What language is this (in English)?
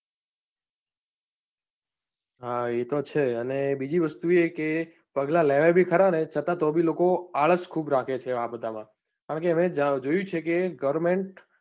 Gujarati